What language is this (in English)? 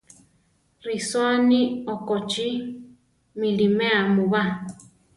Central Tarahumara